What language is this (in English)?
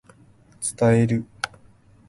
Japanese